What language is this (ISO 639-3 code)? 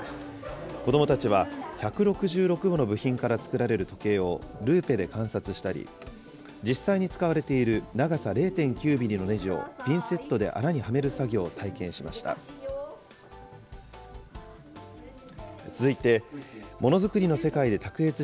jpn